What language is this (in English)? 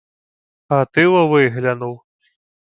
Ukrainian